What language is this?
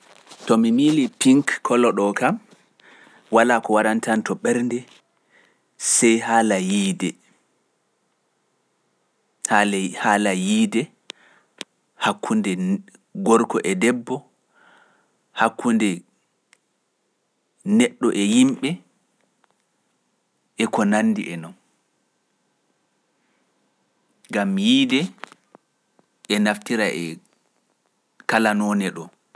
Pular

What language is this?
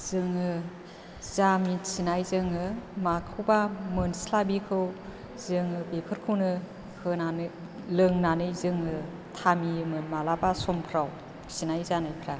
Bodo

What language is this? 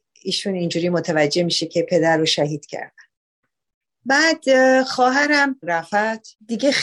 Persian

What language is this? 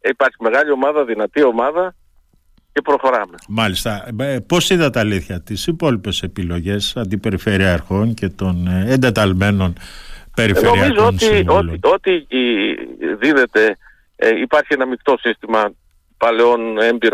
Greek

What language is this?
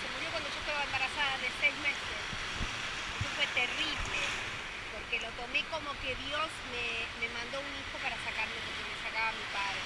Spanish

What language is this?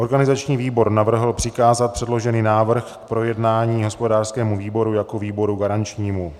Czech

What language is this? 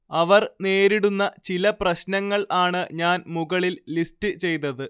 Malayalam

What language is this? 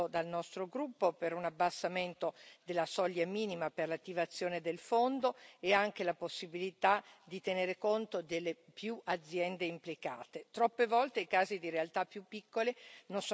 Italian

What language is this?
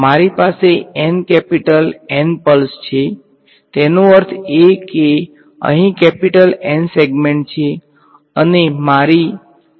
Gujarati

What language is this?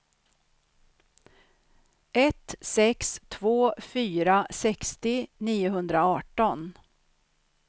Swedish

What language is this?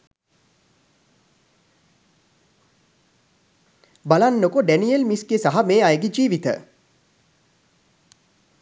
Sinhala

